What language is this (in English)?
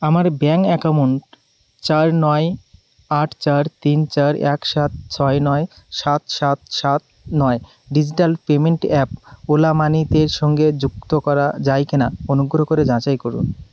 Bangla